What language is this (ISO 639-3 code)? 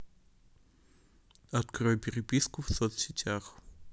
rus